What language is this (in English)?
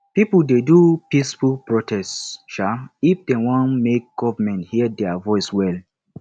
Nigerian Pidgin